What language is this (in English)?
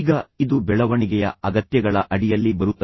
Kannada